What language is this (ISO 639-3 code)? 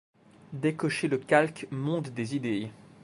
fra